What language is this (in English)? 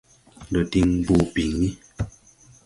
Tupuri